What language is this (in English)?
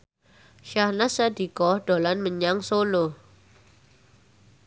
Javanese